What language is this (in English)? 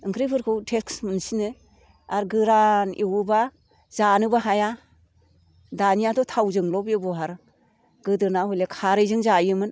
Bodo